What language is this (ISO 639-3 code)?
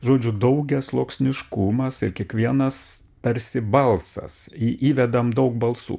lit